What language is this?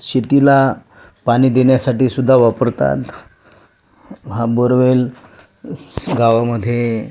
Marathi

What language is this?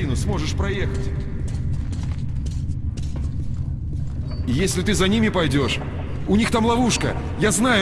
Russian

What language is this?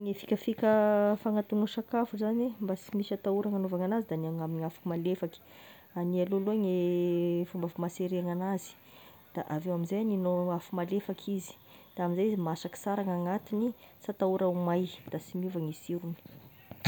Tesaka Malagasy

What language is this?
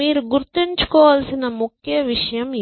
Telugu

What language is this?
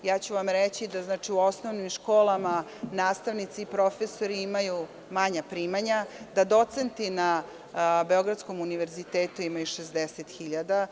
Serbian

